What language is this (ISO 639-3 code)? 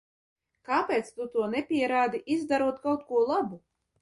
lav